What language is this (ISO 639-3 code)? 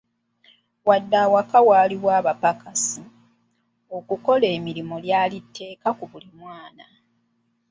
lug